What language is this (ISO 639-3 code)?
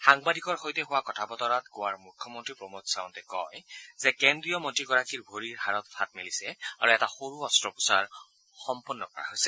asm